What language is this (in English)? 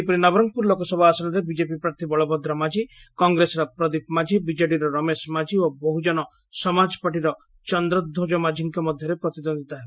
Odia